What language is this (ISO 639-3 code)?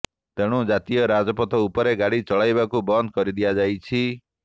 ori